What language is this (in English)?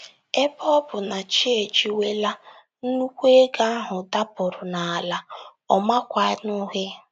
Igbo